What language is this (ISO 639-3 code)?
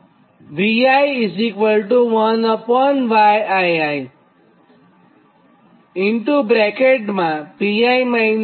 guj